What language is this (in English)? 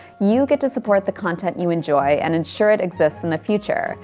English